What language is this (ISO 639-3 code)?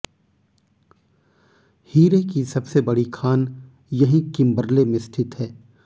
hin